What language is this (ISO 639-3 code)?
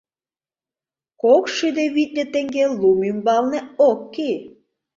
chm